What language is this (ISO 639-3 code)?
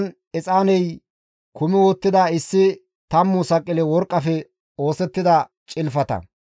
gmv